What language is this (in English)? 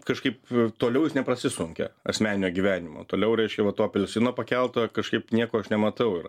Lithuanian